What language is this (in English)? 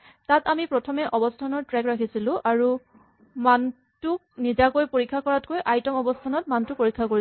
Assamese